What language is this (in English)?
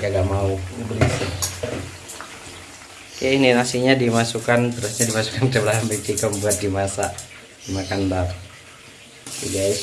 Indonesian